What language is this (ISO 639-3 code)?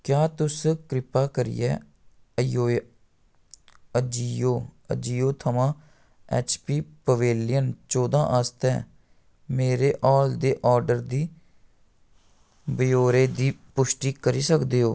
doi